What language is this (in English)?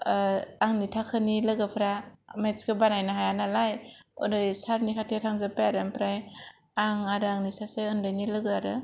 Bodo